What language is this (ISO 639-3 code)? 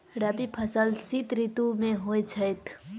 mai